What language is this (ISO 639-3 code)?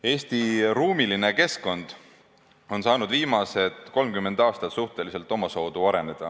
est